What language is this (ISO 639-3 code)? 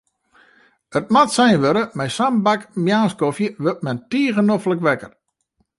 fry